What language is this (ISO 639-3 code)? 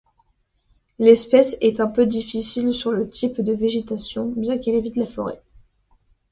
fra